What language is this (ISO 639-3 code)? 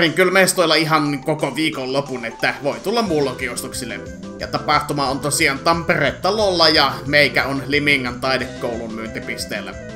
fin